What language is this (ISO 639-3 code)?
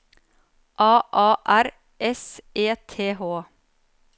nor